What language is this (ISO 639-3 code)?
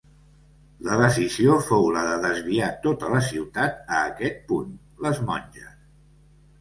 cat